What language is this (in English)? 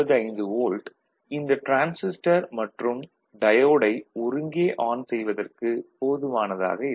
Tamil